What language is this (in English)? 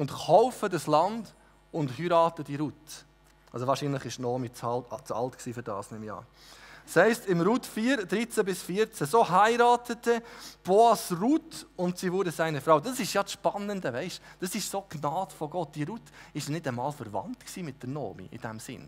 German